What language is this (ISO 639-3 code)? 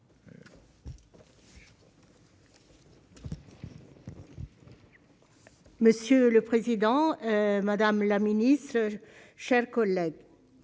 fra